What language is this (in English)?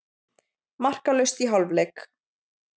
Icelandic